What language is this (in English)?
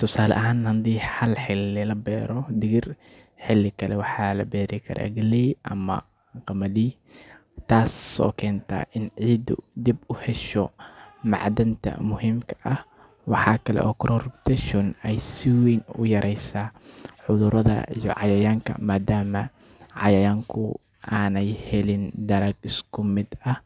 Somali